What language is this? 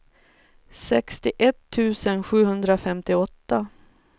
Swedish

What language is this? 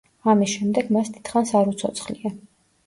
Georgian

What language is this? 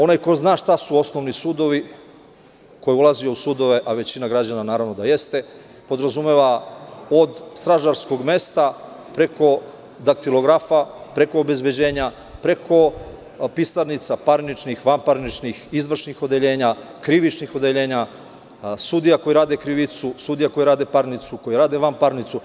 Serbian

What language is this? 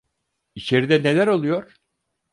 Turkish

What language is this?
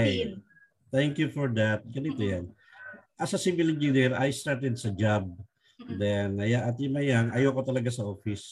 Filipino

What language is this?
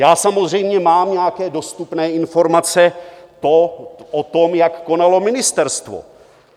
Czech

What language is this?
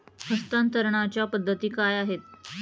Marathi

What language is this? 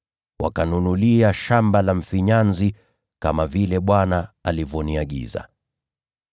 Swahili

